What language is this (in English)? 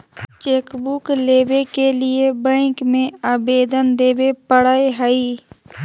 Magahi